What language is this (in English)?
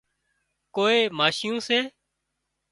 Wadiyara Koli